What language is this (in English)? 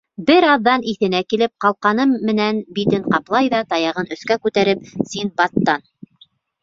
Bashkir